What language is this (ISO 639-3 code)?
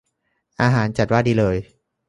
tha